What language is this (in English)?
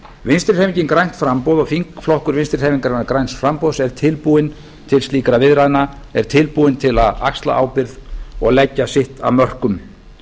Icelandic